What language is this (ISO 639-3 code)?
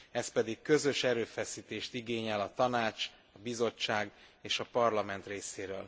hun